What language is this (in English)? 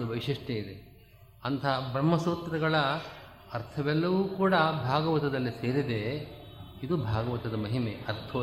Kannada